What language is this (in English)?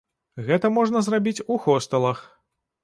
Belarusian